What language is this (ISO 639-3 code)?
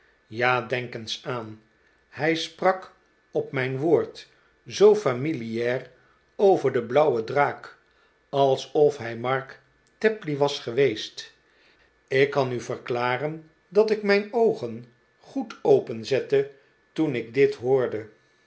nld